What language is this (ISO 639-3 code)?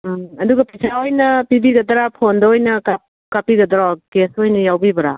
mni